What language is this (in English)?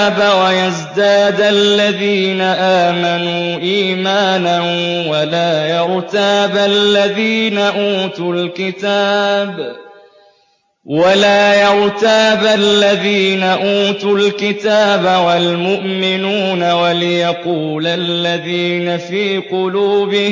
Arabic